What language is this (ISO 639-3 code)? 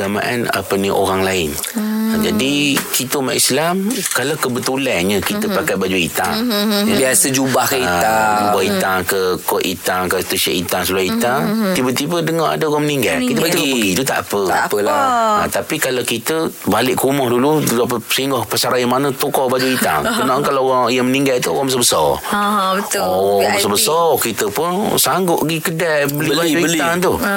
msa